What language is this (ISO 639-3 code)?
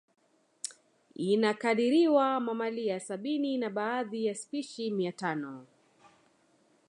swa